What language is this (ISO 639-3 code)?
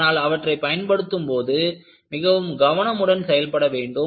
tam